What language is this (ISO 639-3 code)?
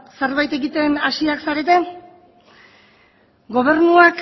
eus